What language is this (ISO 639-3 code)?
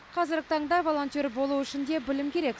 kaz